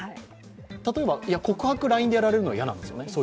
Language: Japanese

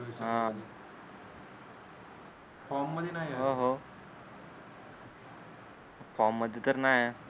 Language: Marathi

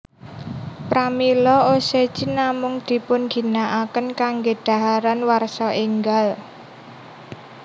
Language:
Javanese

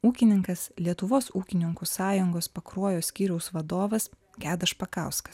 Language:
Lithuanian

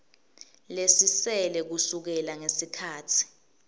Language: Swati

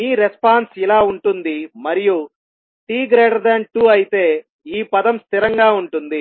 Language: Telugu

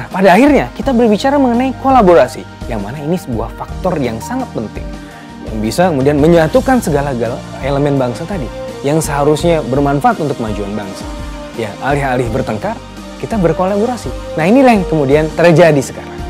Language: Indonesian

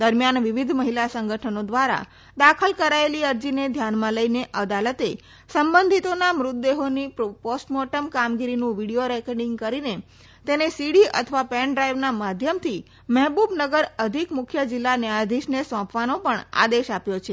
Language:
Gujarati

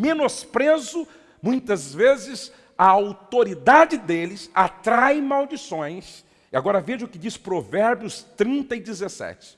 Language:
Portuguese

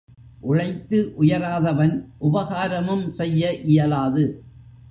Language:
Tamil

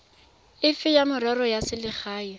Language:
Tswana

